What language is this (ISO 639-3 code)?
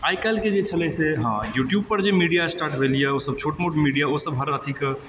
mai